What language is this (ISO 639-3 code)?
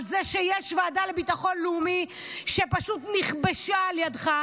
heb